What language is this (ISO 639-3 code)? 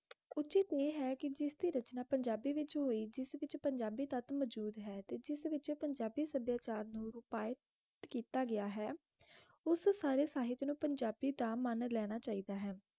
pan